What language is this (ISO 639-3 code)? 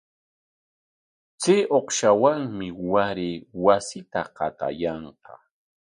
qwa